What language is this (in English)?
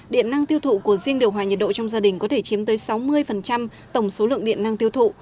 Vietnamese